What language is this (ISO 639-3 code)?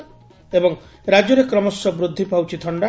ori